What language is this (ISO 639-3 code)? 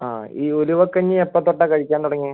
mal